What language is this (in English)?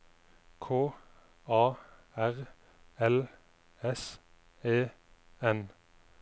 Norwegian